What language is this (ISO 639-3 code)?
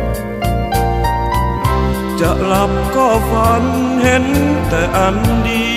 tha